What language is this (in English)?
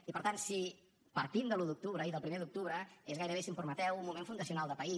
Catalan